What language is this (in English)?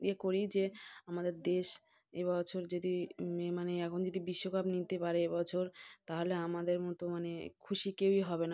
Bangla